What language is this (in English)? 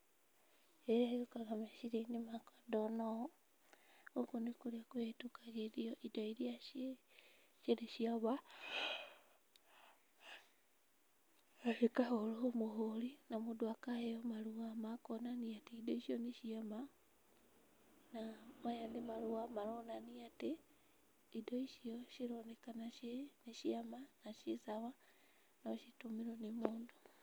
Kikuyu